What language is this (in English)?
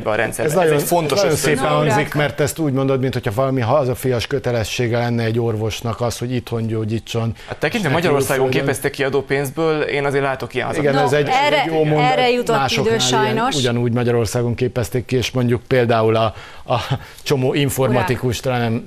Hungarian